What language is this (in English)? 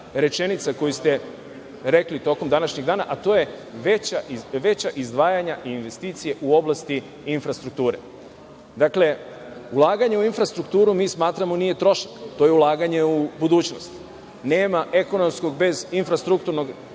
Serbian